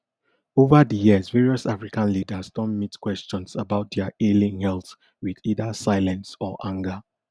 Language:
Nigerian Pidgin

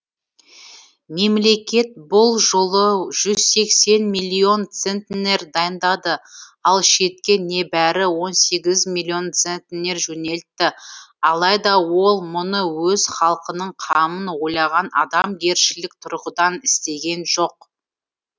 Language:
Kazakh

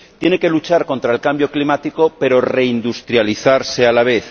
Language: Spanish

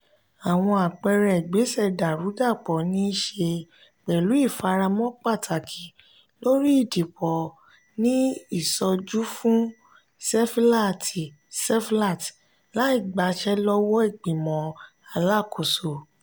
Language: Yoruba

